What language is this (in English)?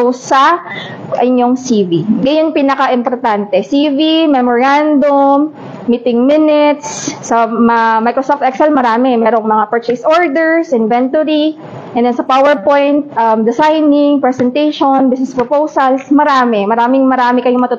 Filipino